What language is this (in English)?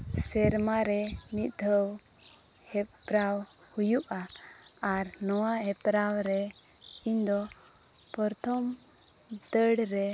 Santali